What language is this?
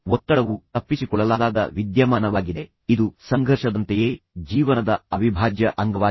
Kannada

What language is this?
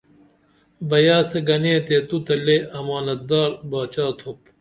Dameli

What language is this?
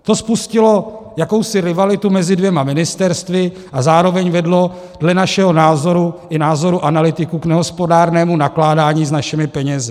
Czech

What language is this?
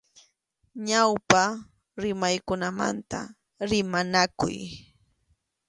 Arequipa-La Unión Quechua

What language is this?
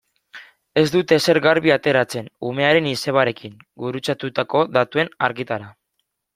Basque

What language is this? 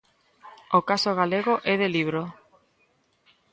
Galician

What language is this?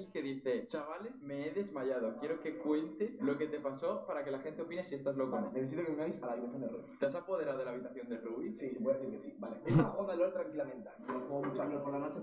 Spanish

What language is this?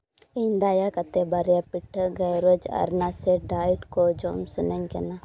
Santali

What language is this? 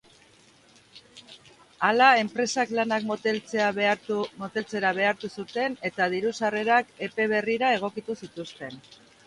Basque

